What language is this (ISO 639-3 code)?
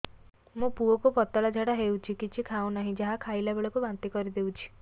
ori